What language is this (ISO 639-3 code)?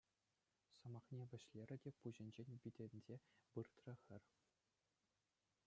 chv